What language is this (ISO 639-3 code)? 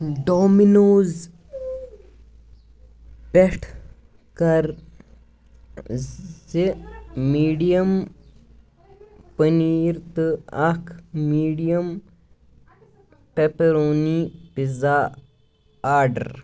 kas